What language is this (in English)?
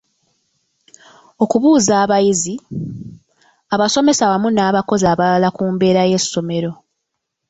Ganda